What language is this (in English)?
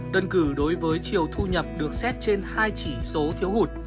Vietnamese